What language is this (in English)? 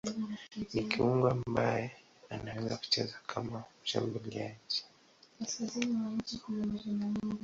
Swahili